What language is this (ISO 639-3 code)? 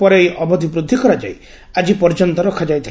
ori